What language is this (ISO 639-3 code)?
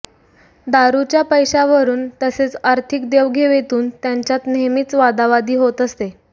mar